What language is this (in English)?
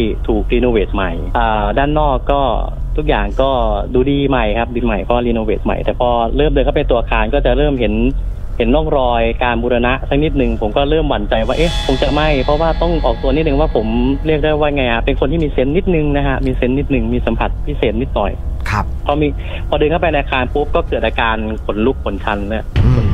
Thai